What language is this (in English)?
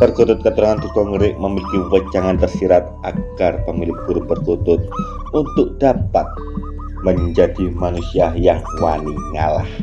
Indonesian